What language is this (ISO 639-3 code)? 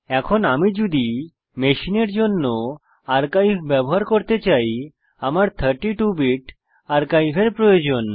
ben